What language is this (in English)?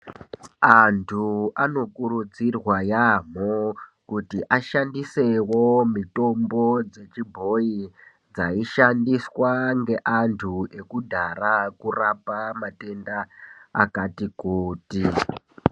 Ndau